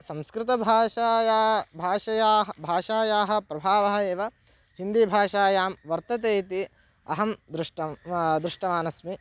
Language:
Sanskrit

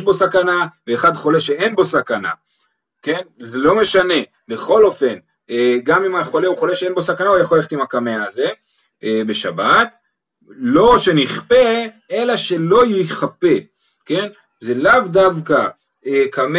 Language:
Hebrew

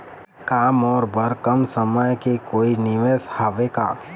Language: Chhattisgarhi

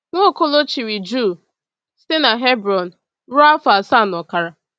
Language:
Igbo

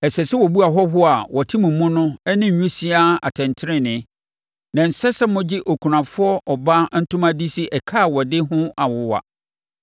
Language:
Akan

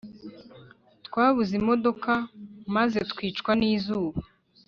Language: Kinyarwanda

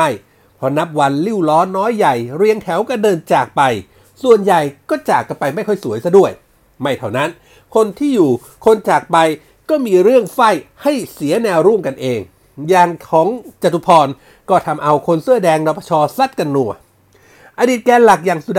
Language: Thai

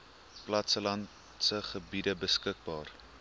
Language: Afrikaans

